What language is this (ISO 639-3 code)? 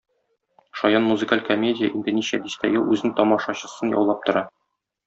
tat